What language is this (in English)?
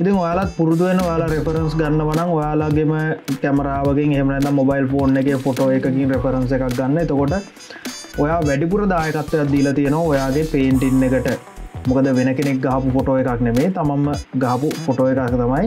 Thai